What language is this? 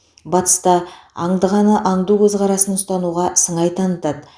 Kazakh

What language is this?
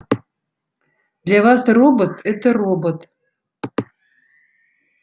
Russian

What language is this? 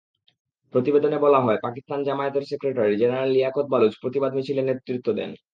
Bangla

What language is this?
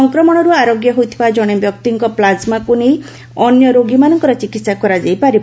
Odia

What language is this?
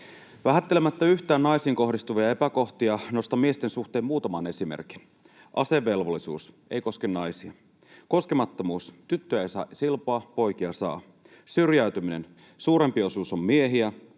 Finnish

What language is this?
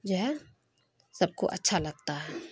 Urdu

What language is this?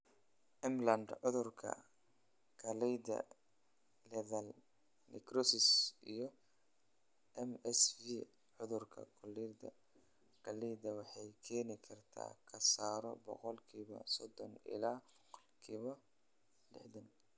Somali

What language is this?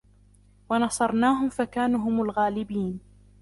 Arabic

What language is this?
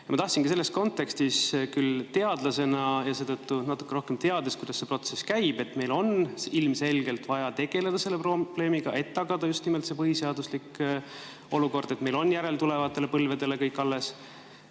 Estonian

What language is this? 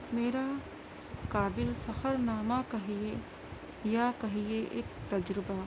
Urdu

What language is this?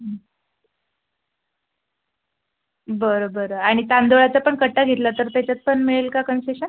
Marathi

